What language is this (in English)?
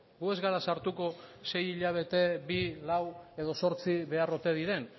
Basque